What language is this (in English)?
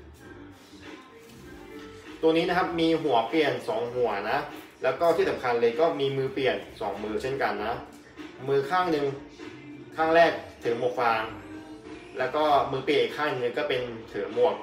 Thai